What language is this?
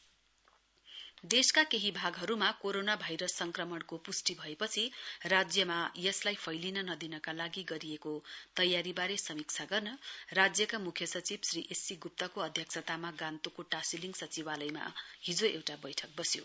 Nepali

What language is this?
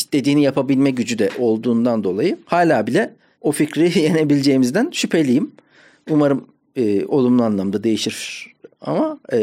Turkish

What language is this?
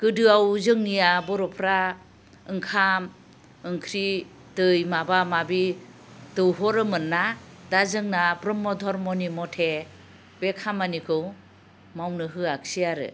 Bodo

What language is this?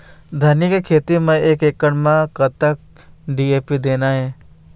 Chhattisgarhi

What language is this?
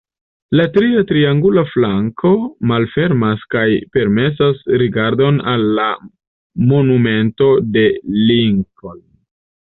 Esperanto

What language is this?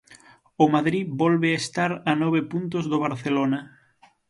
Galician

